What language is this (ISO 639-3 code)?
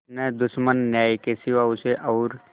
hin